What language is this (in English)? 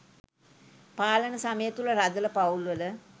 Sinhala